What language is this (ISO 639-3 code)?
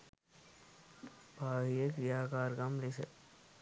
sin